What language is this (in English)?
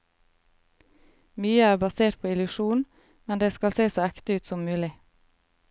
Norwegian